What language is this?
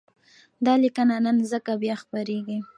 Pashto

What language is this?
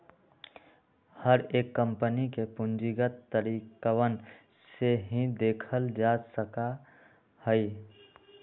Magahi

